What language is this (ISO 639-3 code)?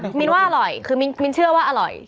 tha